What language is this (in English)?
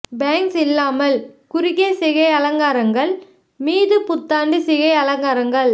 Tamil